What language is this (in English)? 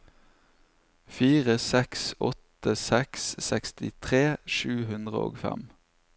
Norwegian